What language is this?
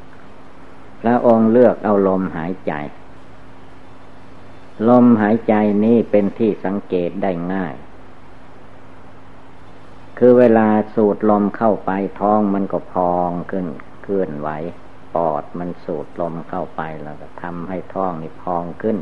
Thai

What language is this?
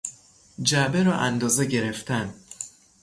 Persian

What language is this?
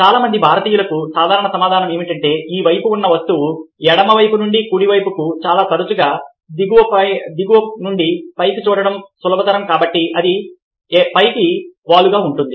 Telugu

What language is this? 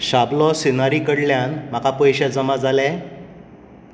Konkani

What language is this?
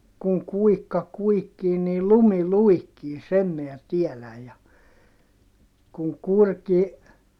Finnish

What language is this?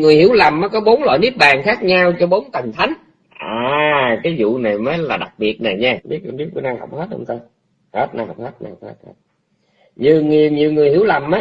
Vietnamese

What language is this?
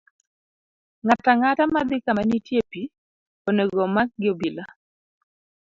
Luo (Kenya and Tanzania)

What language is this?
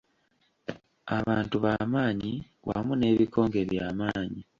Ganda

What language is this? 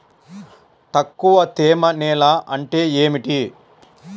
Telugu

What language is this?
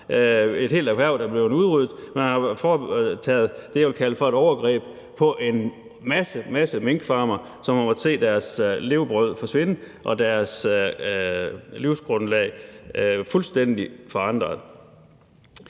Danish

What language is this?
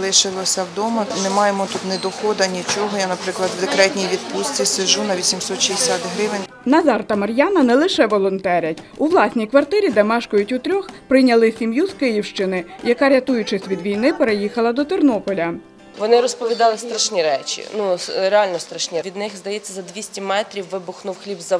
Ukrainian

